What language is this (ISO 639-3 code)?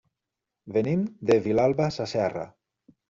cat